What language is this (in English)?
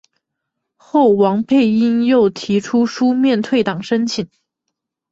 Chinese